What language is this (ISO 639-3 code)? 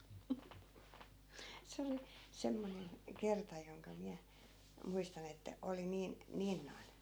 fin